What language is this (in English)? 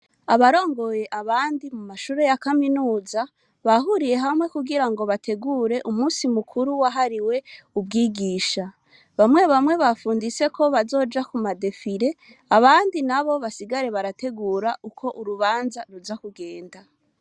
Rundi